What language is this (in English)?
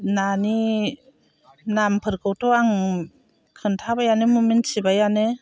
Bodo